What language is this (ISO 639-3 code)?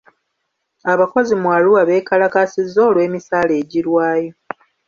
lug